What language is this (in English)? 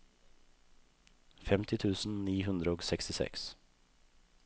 Norwegian